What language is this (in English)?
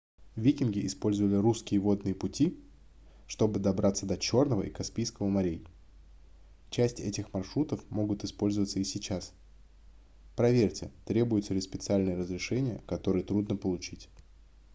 Russian